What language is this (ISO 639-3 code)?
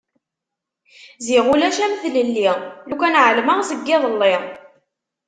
kab